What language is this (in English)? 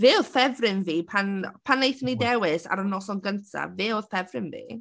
Welsh